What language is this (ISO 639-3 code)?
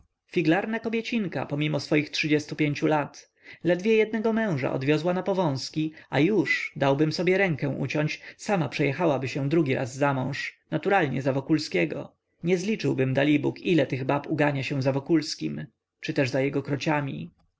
pol